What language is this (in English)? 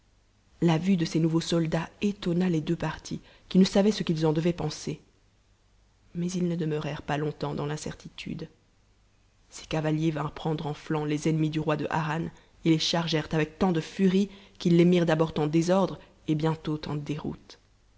French